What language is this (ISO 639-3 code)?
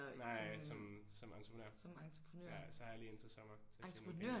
dan